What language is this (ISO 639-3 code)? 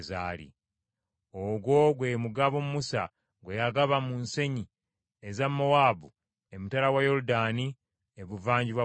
lug